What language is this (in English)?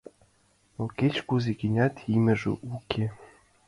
Mari